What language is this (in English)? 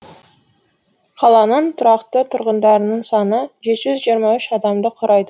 Kazakh